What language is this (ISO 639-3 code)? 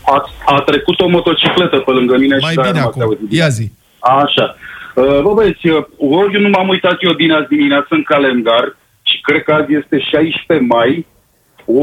ron